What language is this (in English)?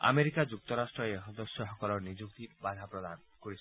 Assamese